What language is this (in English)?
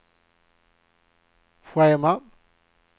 Swedish